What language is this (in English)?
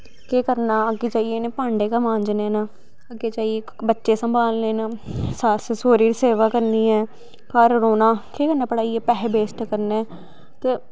Dogri